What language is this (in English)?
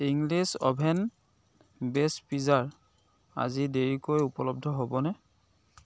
Assamese